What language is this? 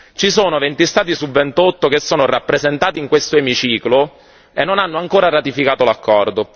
Italian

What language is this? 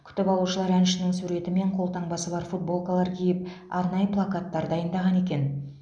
Kazakh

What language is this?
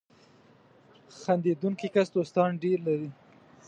Pashto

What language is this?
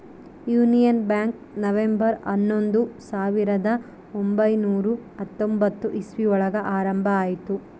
Kannada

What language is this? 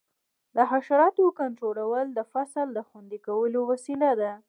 Pashto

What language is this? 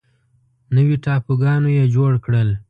Pashto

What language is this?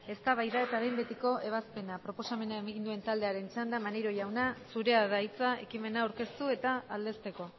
Basque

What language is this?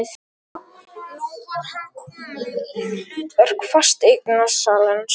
Icelandic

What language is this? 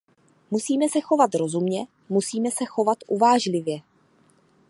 Czech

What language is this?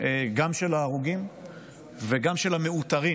Hebrew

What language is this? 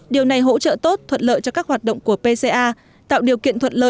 Vietnamese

